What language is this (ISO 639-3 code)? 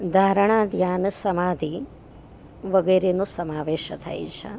guj